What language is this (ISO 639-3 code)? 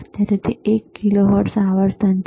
guj